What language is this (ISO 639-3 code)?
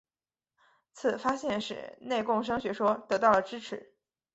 zho